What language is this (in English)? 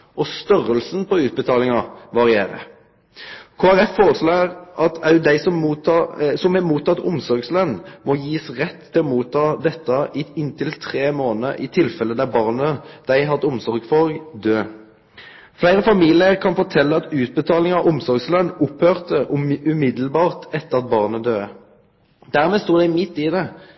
Norwegian Bokmål